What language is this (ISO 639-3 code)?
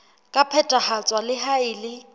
sot